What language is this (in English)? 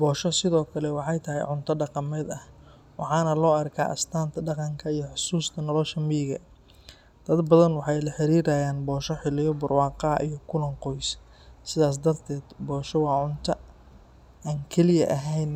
Somali